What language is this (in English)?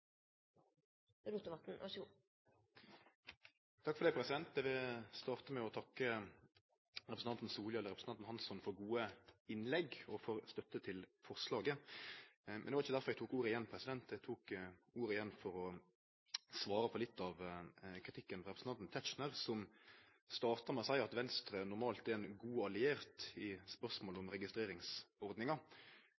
Norwegian Nynorsk